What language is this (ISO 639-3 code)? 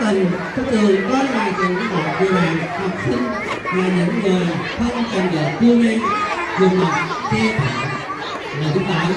vie